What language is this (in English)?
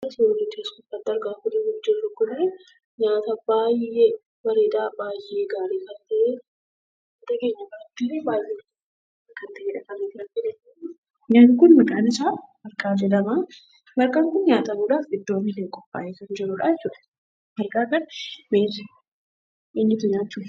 Oromo